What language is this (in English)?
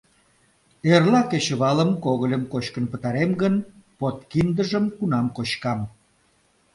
Mari